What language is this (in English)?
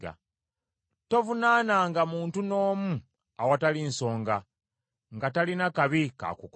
Ganda